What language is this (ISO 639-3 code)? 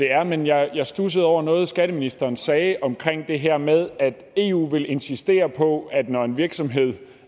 dan